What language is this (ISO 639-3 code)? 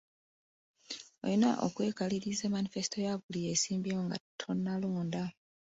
lug